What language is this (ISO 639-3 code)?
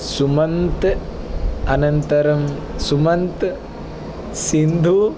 san